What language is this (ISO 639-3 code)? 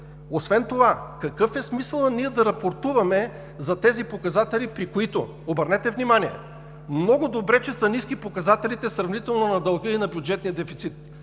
bul